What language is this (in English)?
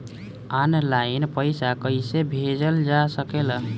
Bhojpuri